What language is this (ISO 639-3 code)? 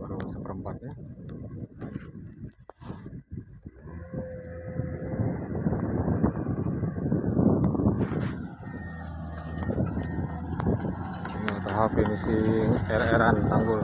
ind